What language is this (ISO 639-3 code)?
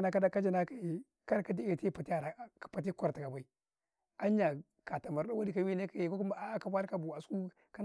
kai